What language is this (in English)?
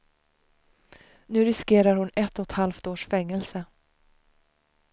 Swedish